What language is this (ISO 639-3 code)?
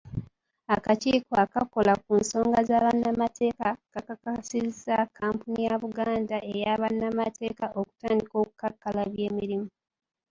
lug